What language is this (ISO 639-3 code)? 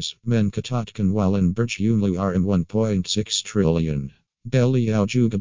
msa